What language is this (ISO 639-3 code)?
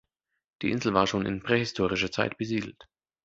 deu